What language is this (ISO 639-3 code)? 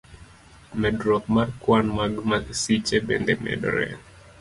luo